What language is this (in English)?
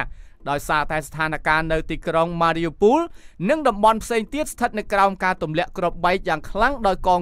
Thai